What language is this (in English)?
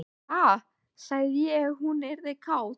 Icelandic